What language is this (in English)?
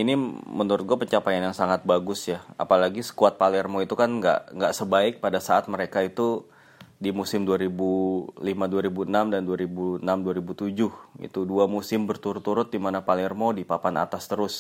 Indonesian